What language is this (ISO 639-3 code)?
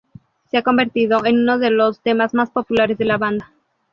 spa